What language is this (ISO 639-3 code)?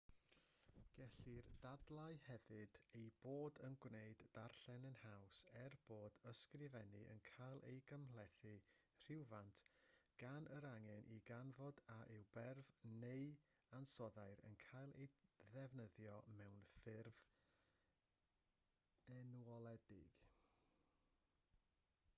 cym